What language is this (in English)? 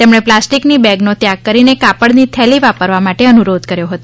Gujarati